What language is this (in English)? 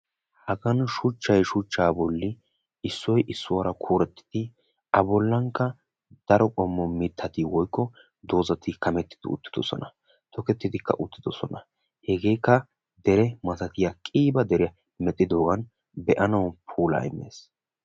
Wolaytta